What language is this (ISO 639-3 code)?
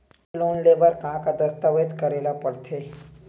hne